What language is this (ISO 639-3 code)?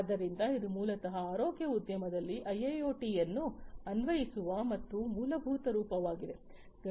kan